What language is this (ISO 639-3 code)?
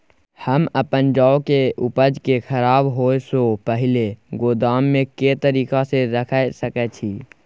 mai